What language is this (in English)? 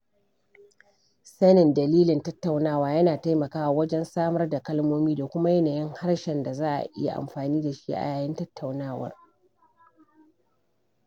Hausa